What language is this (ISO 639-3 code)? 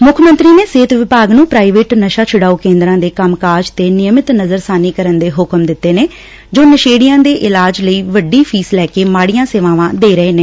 pan